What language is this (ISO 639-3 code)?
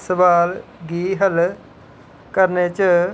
doi